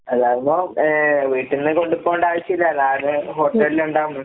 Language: Malayalam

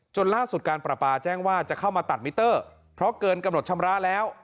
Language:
Thai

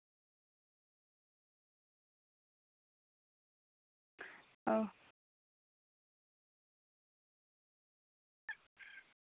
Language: Santali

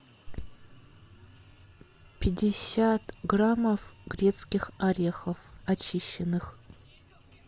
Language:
Russian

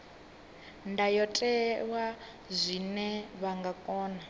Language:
Venda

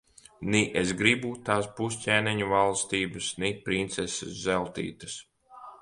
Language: Latvian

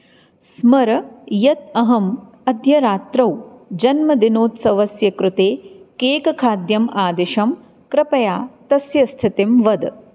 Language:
Sanskrit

